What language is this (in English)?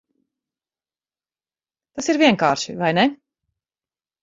Latvian